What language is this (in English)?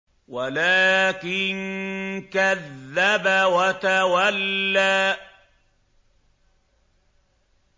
Arabic